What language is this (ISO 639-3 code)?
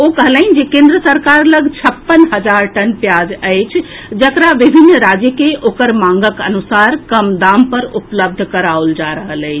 mai